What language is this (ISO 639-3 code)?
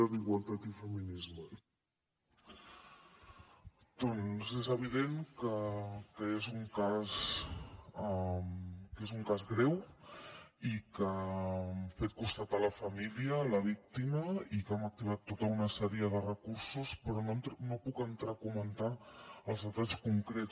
cat